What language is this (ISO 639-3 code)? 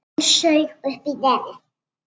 isl